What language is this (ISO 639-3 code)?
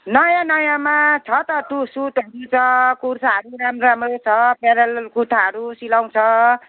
nep